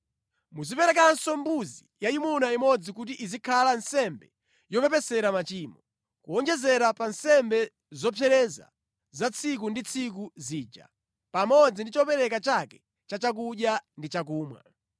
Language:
Nyanja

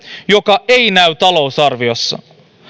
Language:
Finnish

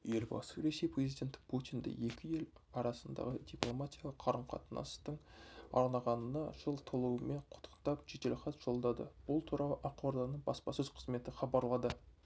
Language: Kazakh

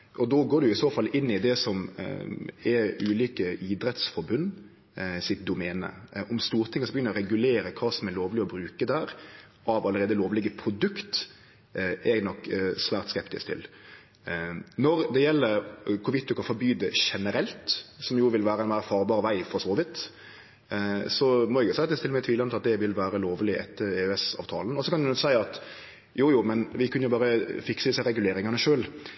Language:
Norwegian Nynorsk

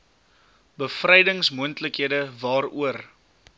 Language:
Afrikaans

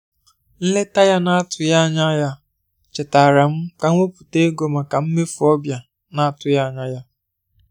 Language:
Igbo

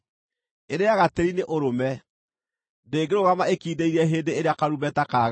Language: Kikuyu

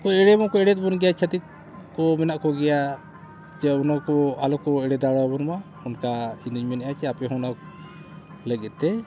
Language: Santali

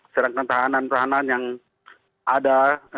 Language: Indonesian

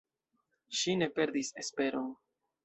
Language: Esperanto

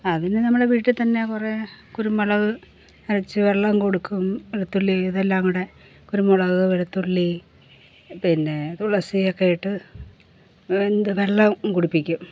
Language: Malayalam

